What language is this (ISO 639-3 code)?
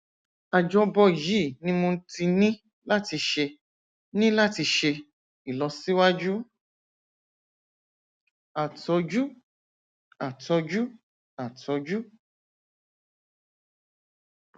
yor